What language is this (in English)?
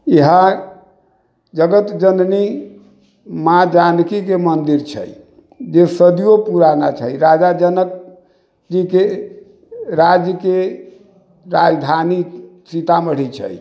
Maithili